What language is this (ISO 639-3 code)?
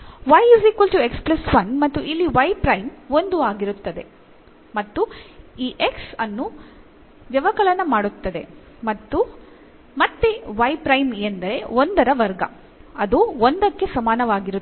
kan